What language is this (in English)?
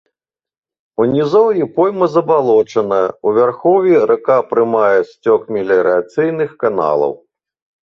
Belarusian